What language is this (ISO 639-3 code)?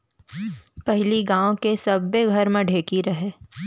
hne